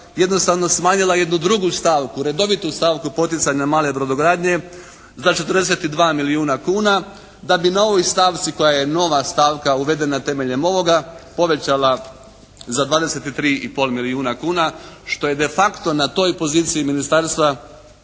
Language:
Croatian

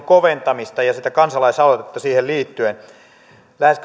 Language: Finnish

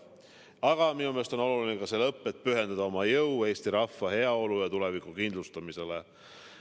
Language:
Estonian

